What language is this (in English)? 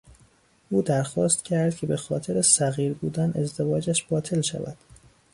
Persian